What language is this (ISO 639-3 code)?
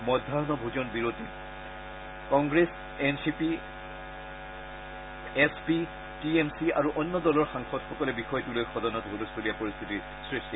asm